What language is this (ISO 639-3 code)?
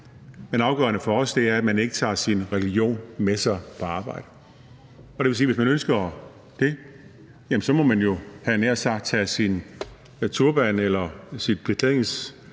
dan